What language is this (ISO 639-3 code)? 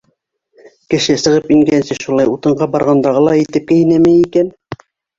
bak